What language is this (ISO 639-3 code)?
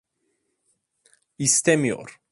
tur